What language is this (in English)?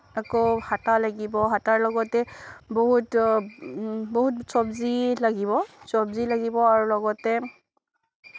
Assamese